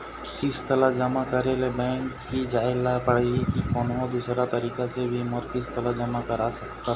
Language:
Chhattisgarhi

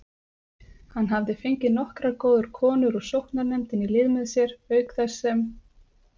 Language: Icelandic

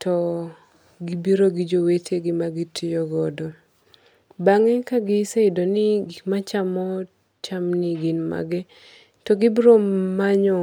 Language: Luo (Kenya and Tanzania)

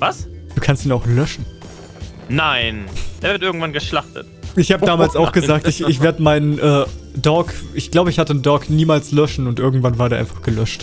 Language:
German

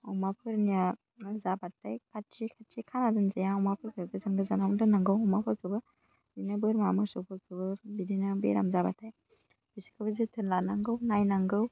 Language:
Bodo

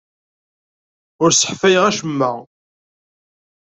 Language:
Kabyle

